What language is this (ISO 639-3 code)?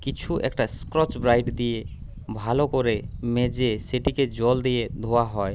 ben